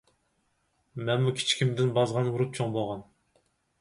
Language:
Uyghur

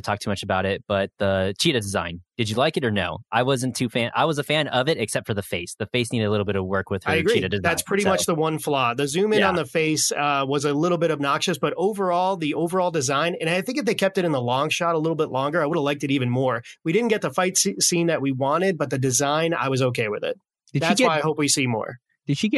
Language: English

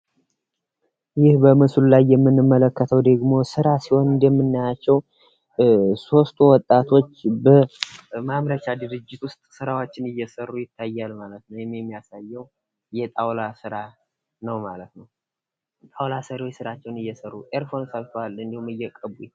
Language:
Amharic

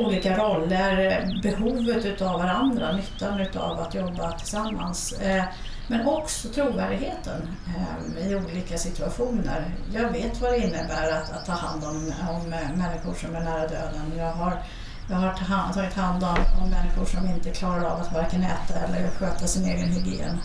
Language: Swedish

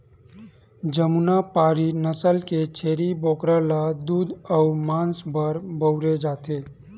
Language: Chhattisgarhi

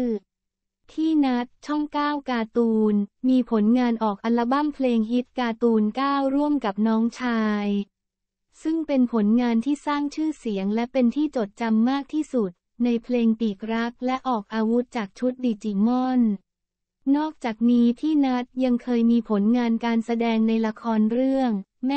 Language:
Thai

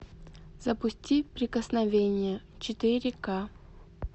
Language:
Russian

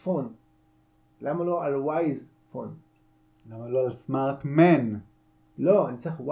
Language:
Hebrew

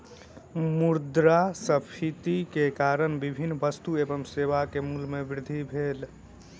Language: Maithili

